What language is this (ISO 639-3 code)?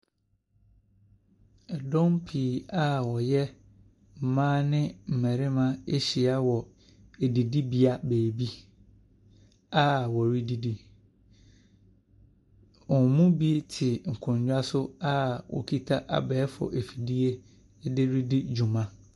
aka